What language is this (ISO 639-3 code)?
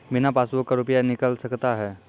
mai